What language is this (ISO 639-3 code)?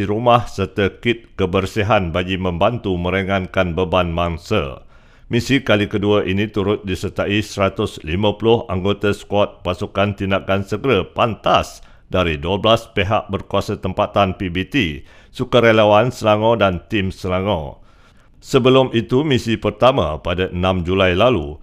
msa